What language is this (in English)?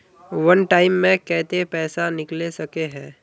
Magahi